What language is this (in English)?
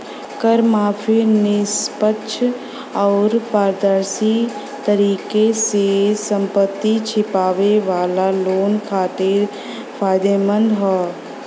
Bhojpuri